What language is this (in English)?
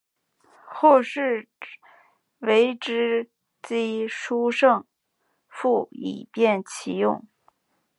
Chinese